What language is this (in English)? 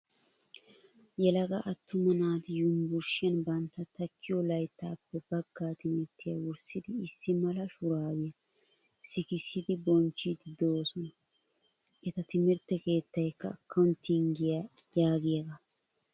Wolaytta